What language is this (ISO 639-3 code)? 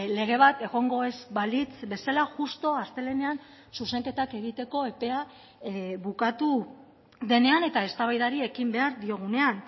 eus